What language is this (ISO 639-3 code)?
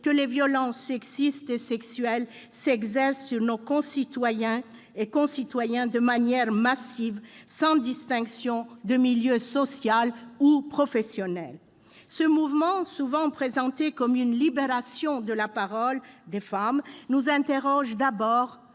fra